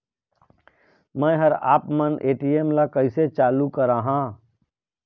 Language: Chhattisgarhi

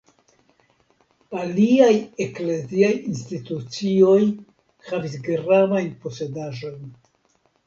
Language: Esperanto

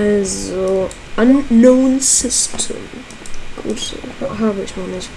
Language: German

